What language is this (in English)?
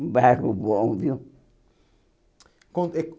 Portuguese